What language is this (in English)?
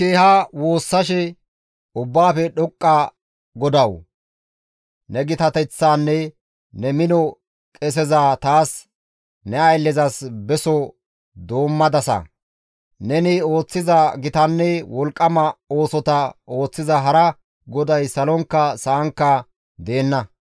Gamo